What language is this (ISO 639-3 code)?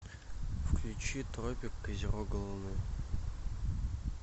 rus